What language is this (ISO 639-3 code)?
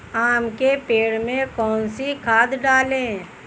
hin